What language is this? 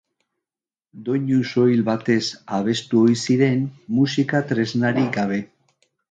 Basque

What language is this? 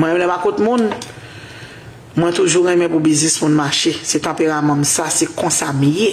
French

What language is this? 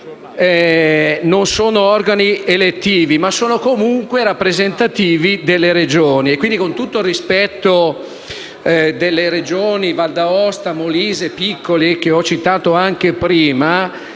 Italian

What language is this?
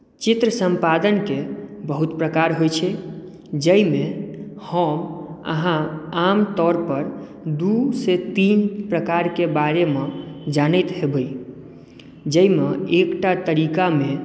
Maithili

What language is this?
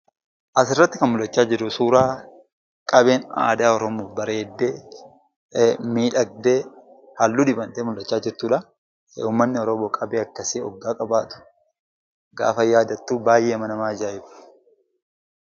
Oromo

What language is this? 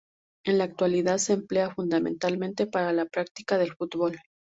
Spanish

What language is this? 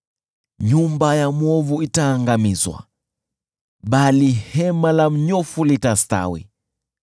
Swahili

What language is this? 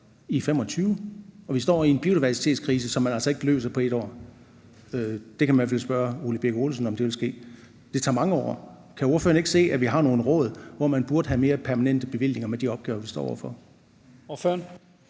Danish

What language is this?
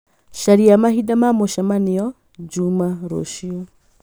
Kikuyu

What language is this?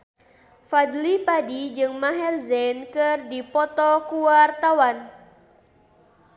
Sundanese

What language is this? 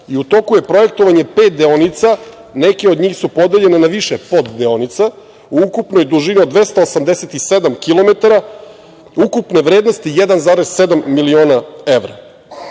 Serbian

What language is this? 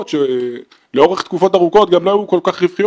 Hebrew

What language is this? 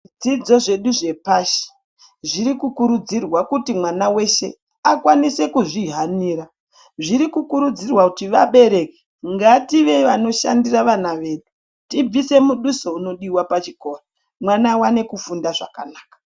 Ndau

